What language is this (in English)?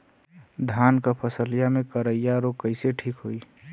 Bhojpuri